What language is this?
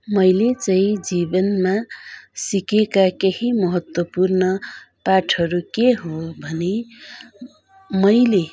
Nepali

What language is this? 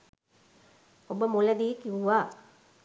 Sinhala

